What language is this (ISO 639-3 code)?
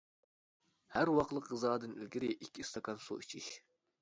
uig